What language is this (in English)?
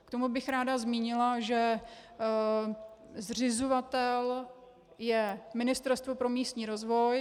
Czech